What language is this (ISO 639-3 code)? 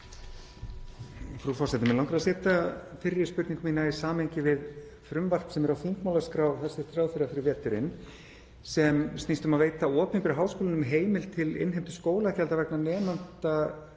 isl